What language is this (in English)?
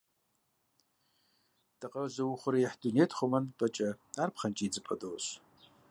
Kabardian